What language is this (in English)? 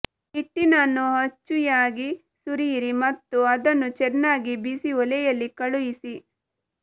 Kannada